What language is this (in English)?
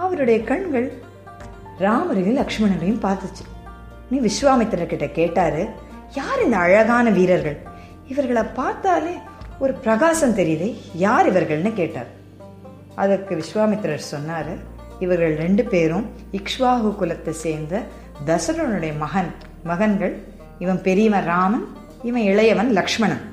Tamil